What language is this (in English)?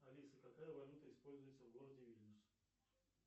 Russian